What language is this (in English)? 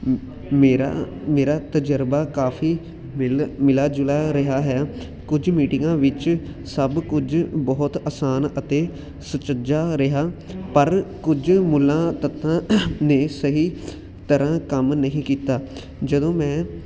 Punjabi